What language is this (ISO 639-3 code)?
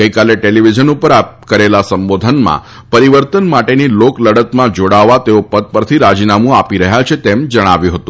guj